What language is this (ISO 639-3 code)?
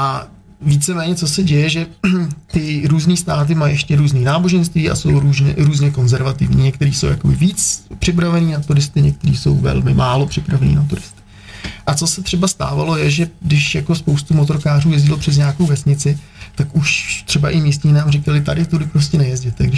ces